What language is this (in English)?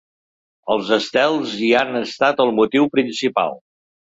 Catalan